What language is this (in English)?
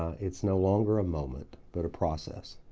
English